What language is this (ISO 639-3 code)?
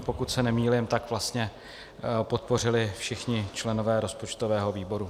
ces